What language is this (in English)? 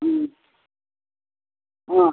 Nepali